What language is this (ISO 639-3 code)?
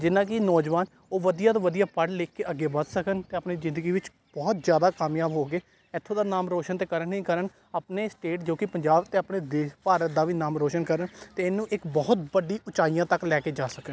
pan